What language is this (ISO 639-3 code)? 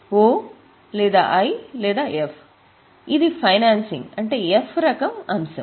tel